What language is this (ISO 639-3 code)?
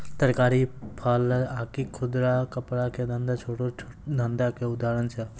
mai